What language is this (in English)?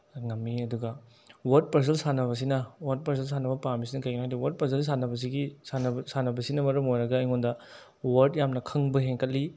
Manipuri